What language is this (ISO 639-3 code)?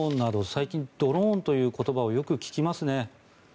jpn